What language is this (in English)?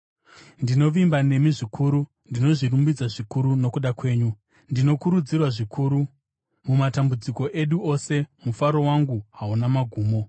Shona